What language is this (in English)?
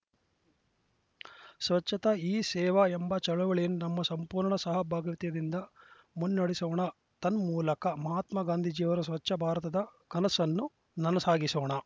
Kannada